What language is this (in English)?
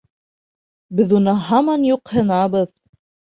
Bashkir